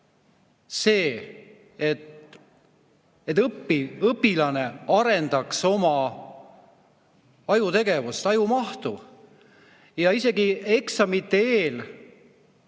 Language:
Estonian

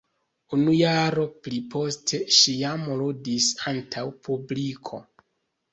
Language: Esperanto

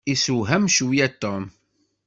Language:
Kabyle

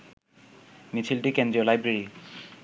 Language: Bangla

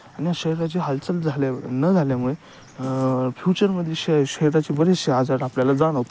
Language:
Marathi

